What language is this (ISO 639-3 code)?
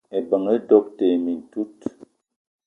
eto